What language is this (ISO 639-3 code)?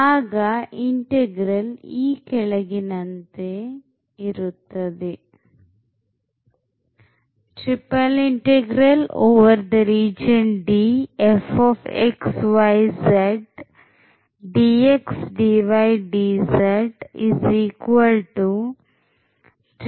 kan